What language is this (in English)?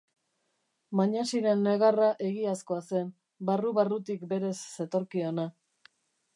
Basque